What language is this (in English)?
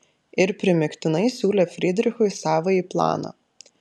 Lithuanian